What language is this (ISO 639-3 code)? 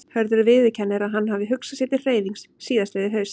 isl